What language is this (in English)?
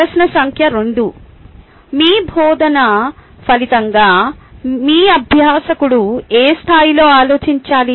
Telugu